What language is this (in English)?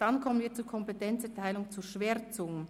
Swiss German